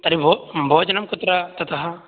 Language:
Sanskrit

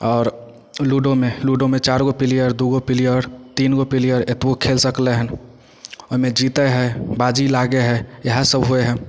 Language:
Maithili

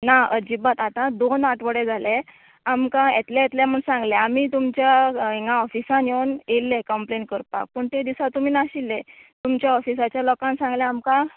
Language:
Konkani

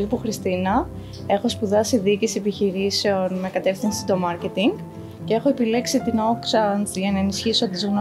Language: Greek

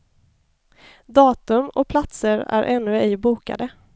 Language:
Swedish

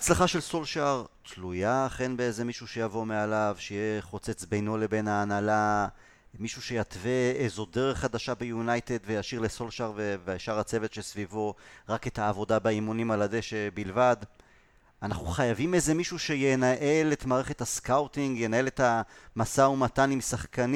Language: Hebrew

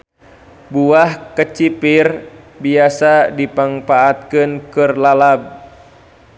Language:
Sundanese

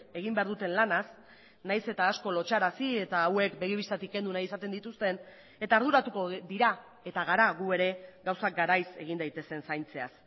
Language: Basque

